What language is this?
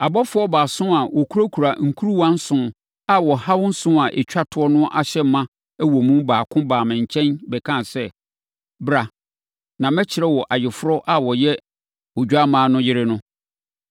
Akan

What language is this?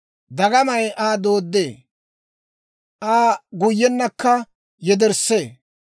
Dawro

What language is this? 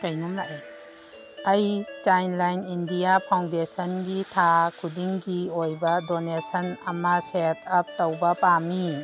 Manipuri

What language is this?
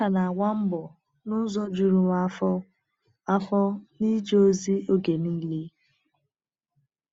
Igbo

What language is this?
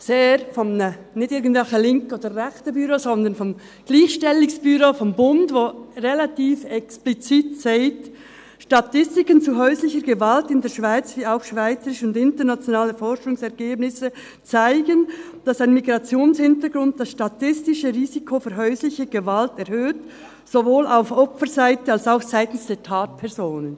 Swiss German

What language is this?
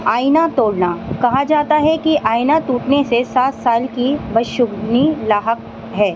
Urdu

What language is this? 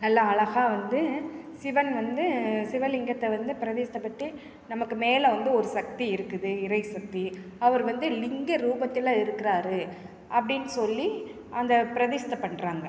Tamil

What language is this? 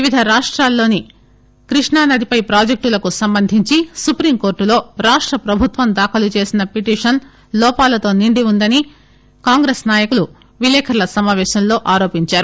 Telugu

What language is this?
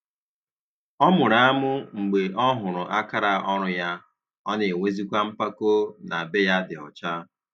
Igbo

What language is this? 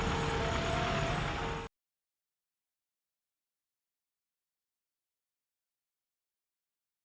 Indonesian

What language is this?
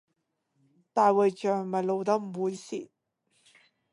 Cantonese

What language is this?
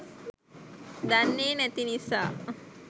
Sinhala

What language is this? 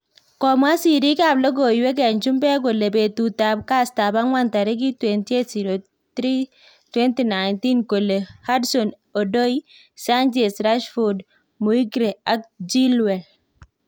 Kalenjin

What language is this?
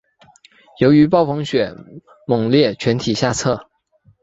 Chinese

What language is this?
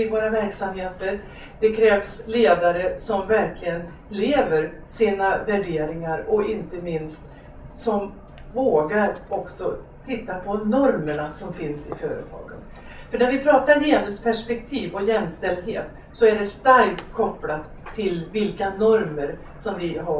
Swedish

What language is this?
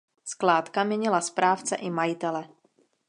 Czech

